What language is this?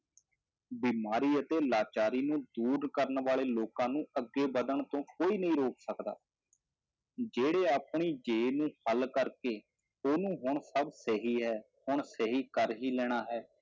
Punjabi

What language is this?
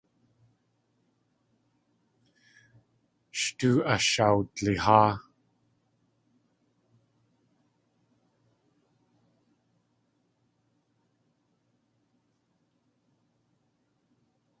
Tlingit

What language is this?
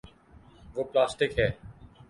Urdu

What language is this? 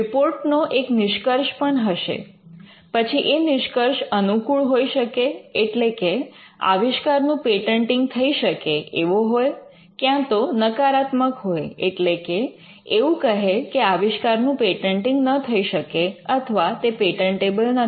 Gujarati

